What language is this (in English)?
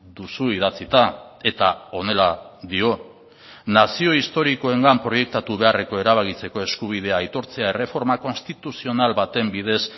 Basque